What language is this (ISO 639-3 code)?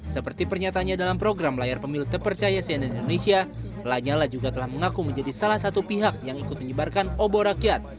ind